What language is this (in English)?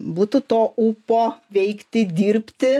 Lithuanian